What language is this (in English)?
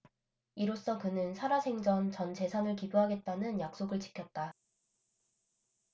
Korean